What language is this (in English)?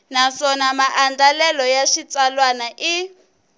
Tsonga